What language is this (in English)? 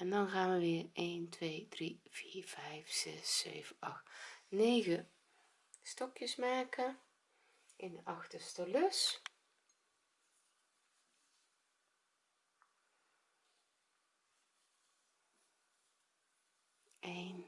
Dutch